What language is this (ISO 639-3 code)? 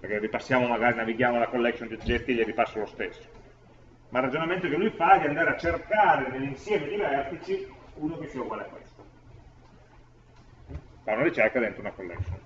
ita